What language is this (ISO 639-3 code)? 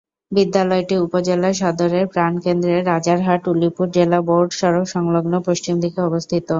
ben